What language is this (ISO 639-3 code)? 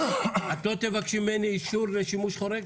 heb